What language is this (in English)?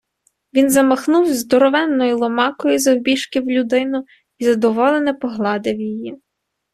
Ukrainian